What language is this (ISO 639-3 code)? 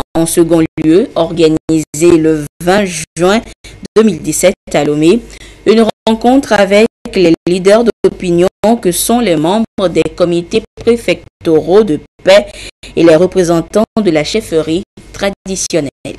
fra